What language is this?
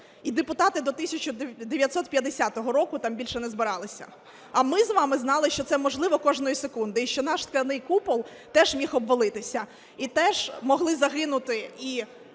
Ukrainian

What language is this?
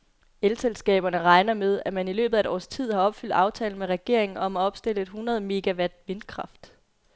Danish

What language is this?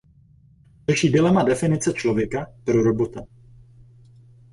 Czech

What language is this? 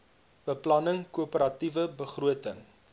Afrikaans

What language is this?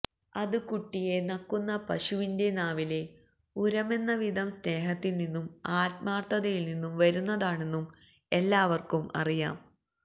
Malayalam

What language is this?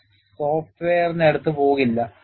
Malayalam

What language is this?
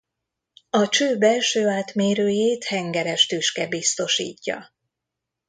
Hungarian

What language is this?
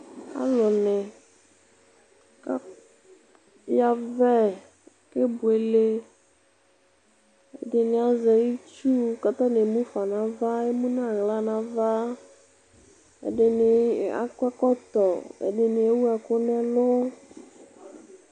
Ikposo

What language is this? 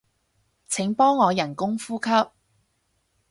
Cantonese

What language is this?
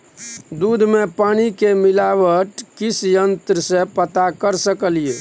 Maithili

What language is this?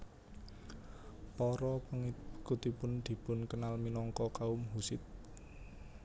Javanese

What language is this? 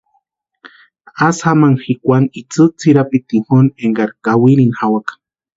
Western Highland Purepecha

